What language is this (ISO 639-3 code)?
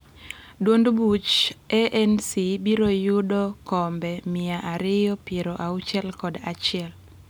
luo